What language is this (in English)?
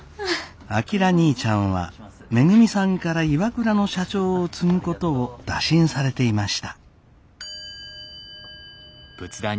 Japanese